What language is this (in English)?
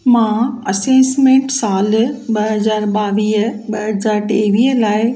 Sindhi